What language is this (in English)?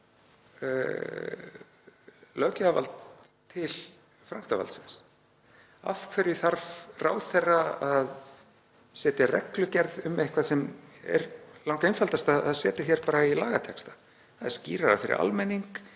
Icelandic